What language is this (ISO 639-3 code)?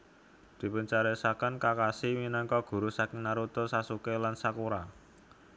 jav